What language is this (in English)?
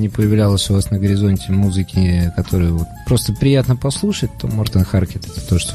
Russian